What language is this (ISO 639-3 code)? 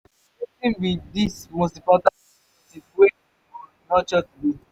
pcm